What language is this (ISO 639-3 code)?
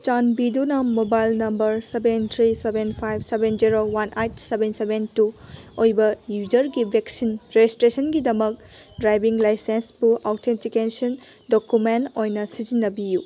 mni